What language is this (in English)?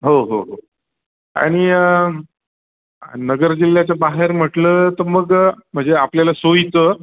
Marathi